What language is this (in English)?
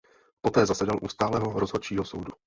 Czech